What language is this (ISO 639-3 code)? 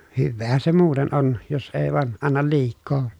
fin